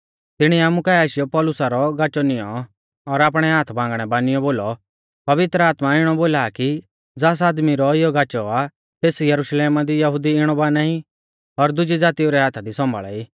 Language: Mahasu Pahari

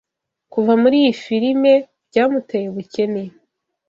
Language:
Kinyarwanda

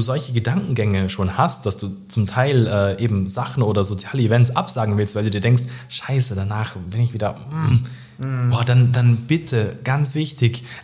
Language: German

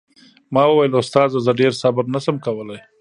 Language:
Pashto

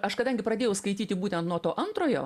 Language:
Lithuanian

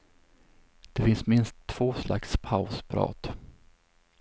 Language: Swedish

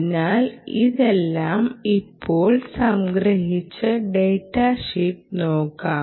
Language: Malayalam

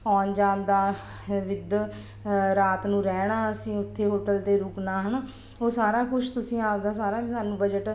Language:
Punjabi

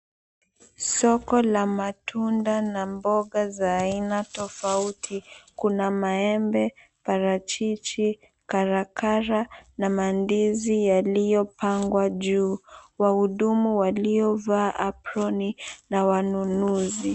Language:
Swahili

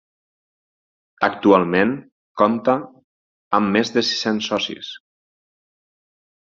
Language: Catalan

